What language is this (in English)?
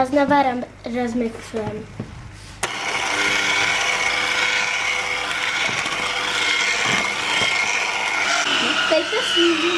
Czech